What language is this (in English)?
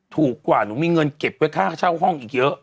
Thai